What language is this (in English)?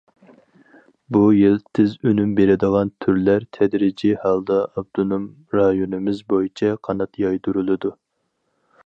Uyghur